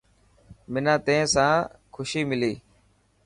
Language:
Dhatki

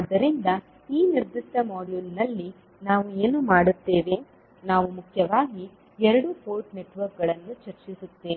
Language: Kannada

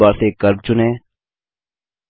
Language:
Hindi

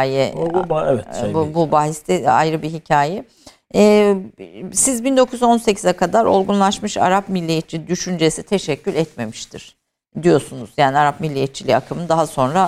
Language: Turkish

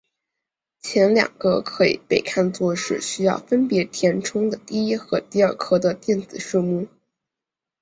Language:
Chinese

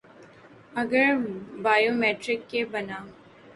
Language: Urdu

